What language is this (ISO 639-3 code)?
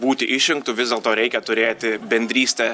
lit